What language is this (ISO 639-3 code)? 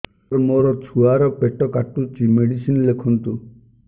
ori